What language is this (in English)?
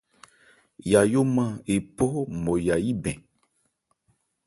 Ebrié